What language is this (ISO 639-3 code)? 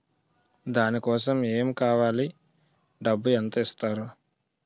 tel